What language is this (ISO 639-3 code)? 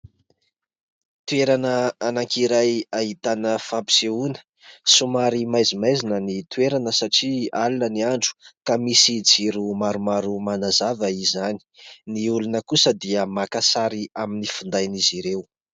mlg